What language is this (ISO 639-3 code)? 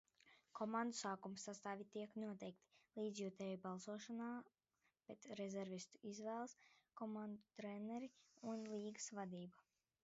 lav